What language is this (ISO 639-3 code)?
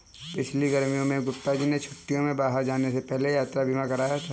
hin